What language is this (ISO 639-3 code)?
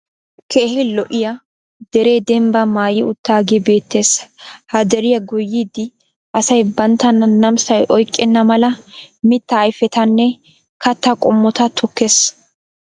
wal